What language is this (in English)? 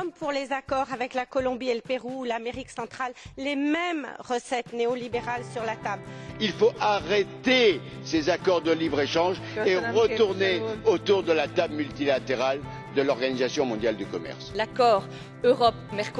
French